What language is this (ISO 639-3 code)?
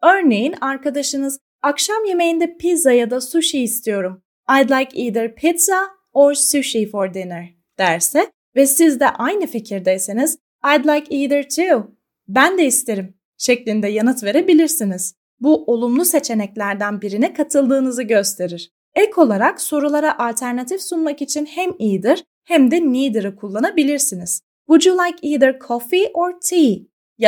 tur